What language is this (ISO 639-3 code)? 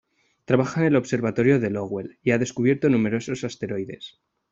spa